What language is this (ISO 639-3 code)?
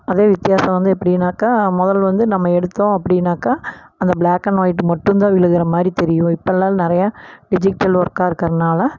tam